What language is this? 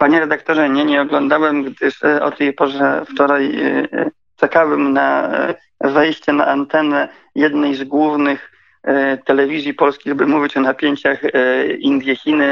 Polish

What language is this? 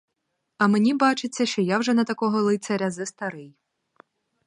Ukrainian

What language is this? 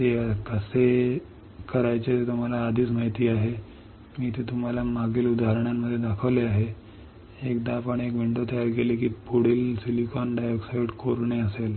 Marathi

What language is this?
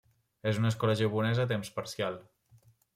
Catalan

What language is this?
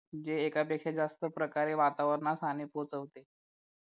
Marathi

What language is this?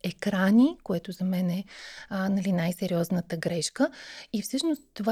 Bulgarian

